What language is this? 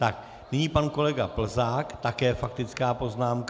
Czech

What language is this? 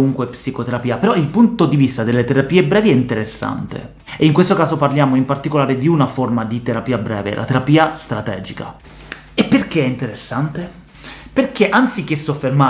Italian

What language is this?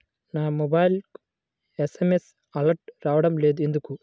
Telugu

